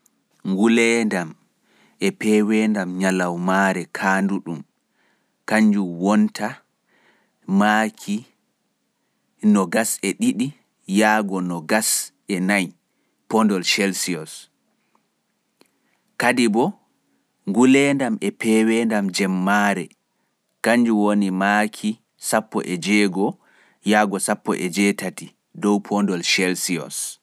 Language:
Fula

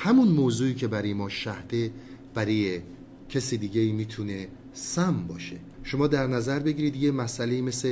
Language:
Persian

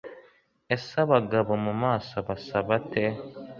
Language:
Kinyarwanda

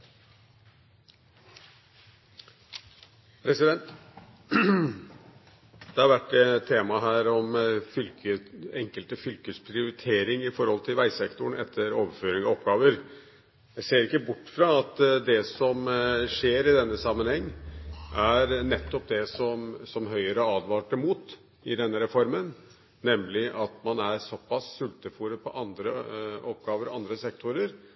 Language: Norwegian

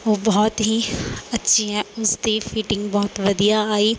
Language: Punjabi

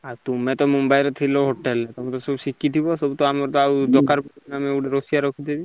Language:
Odia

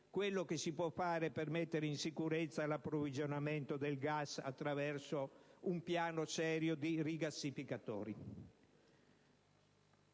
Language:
Italian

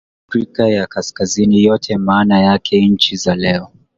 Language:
Swahili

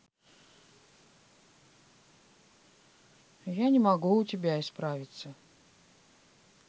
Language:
Russian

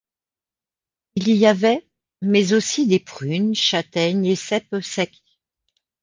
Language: French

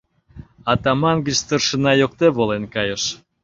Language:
Mari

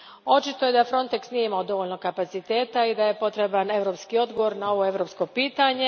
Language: Croatian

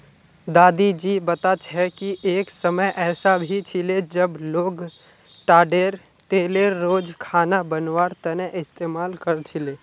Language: Magahi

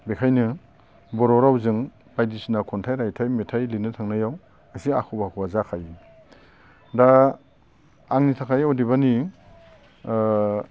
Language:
Bodo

